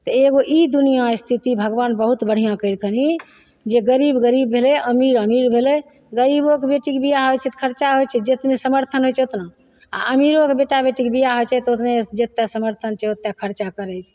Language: Maithili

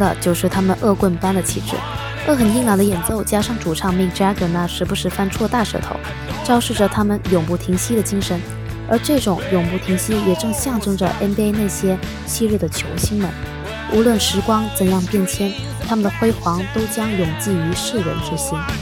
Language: Chinese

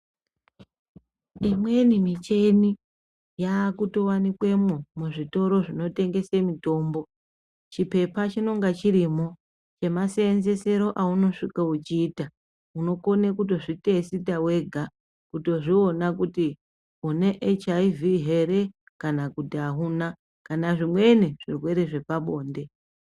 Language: Ndau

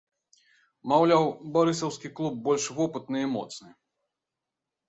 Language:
Belarusian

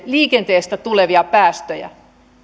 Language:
Finnish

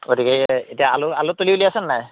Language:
Assamese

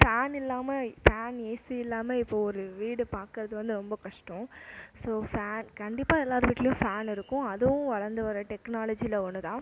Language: Tamil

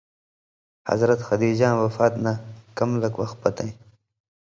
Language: Indus Kohistani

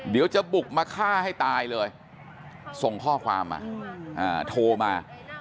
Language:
Thai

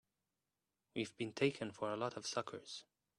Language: English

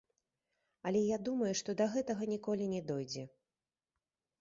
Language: Belarusian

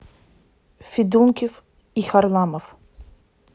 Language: Russian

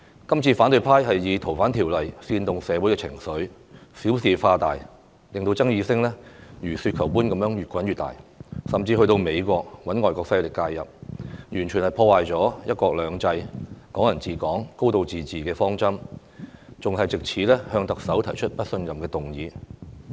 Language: Cantonese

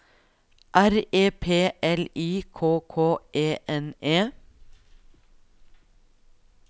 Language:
Norwegian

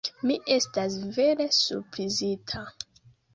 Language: Esperanto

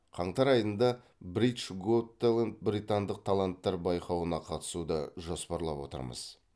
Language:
Kazakh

